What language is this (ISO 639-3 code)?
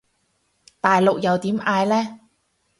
yue